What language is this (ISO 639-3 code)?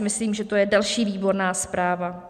ces